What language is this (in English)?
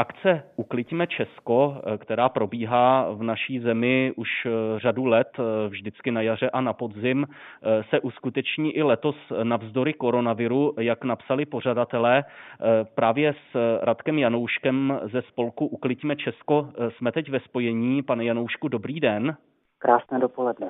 Czech